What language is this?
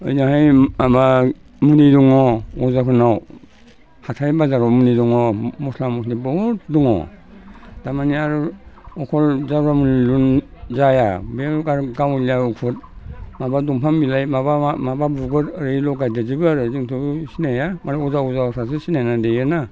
Bodo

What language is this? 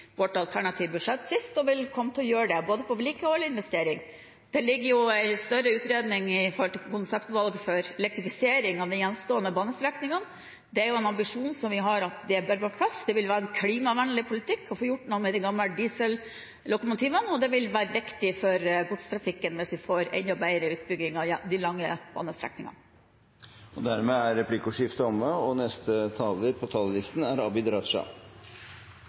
Norwegian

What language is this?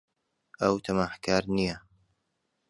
Central Kurdish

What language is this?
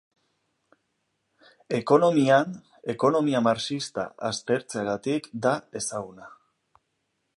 Basque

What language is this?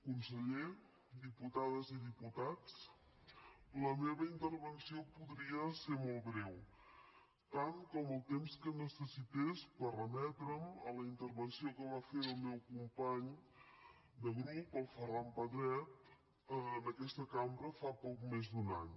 Catalan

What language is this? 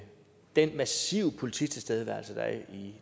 Danish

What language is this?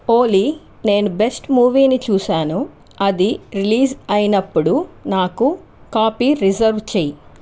Telugu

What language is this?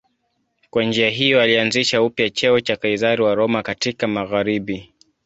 Swahili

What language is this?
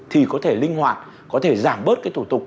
Vietnamese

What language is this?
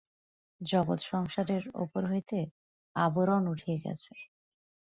Bangla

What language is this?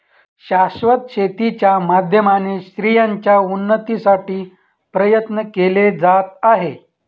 Marathi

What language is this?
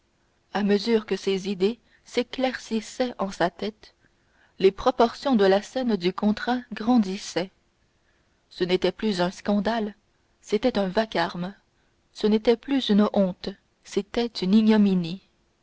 French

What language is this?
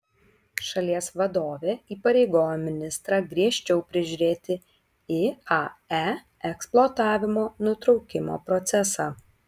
Lithuanian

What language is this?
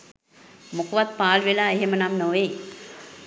Sinhala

